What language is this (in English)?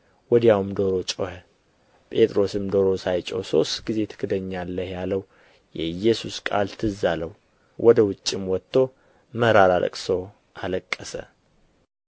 Amharic